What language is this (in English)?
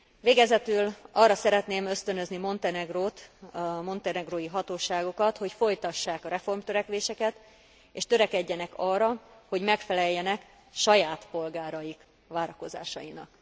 Hungarian